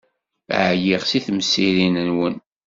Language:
Kabyle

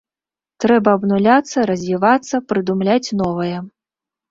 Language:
Belarusian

